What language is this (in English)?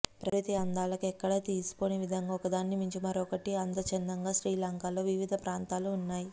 Telugu